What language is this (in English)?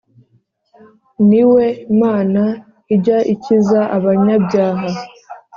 Kinyarwanda